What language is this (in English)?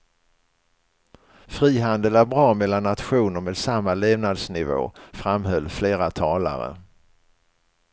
Swedish